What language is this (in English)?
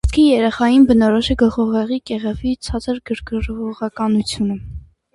Armenian